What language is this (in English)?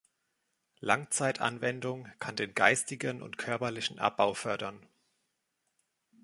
German